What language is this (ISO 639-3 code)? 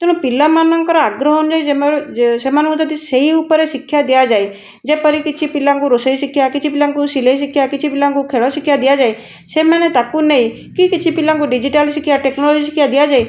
ori